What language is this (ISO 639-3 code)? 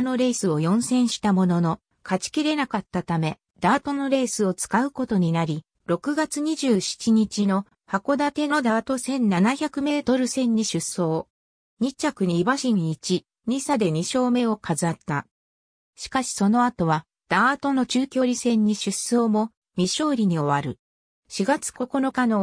jpn